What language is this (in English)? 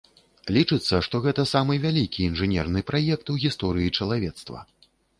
Belarusian